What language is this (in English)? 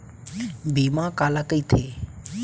Chhattisgarhi